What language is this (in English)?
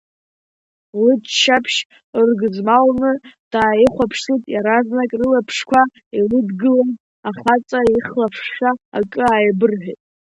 Abkhazian